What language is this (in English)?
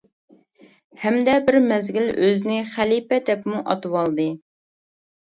Uyghur